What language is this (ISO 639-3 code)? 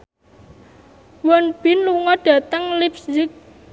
jav